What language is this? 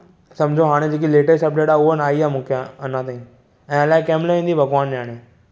Sindhi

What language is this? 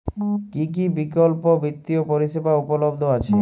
Bangla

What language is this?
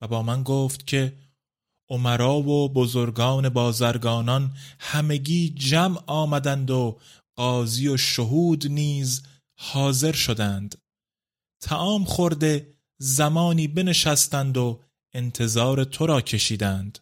Persian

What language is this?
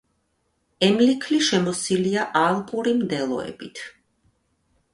Georgian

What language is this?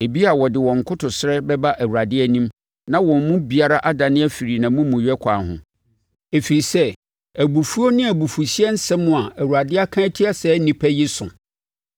Akan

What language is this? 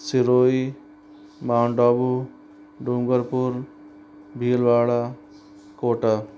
Hindi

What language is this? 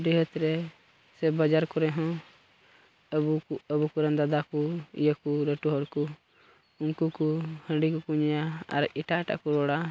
Santali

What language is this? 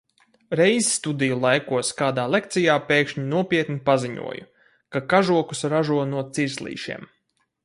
Latvian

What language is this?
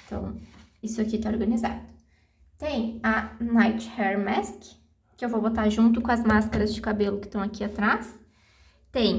Portuguese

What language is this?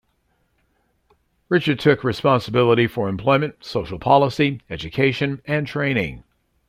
English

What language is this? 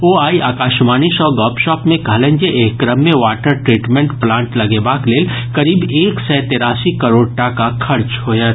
Maithili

